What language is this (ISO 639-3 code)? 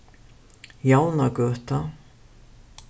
fao